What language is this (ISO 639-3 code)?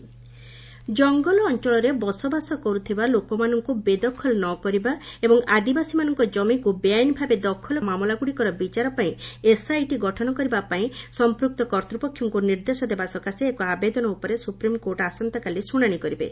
ori